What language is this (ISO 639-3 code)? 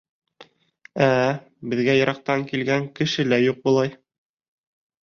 bak